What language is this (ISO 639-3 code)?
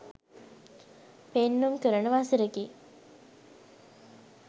sin